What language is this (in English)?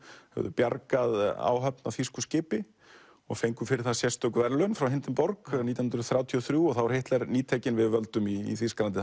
Icelandic